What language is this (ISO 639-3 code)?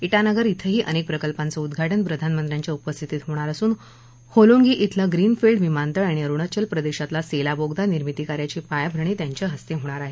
mar